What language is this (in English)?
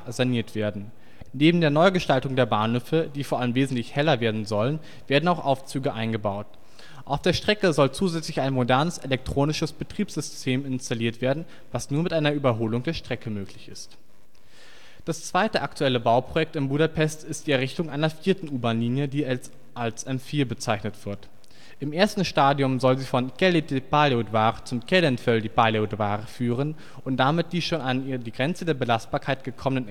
German